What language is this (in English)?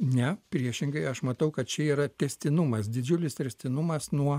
Lithuanian